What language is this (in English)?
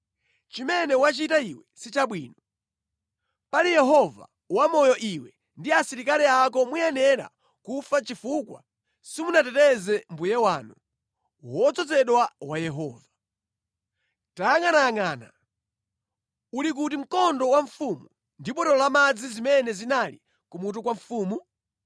Nyanja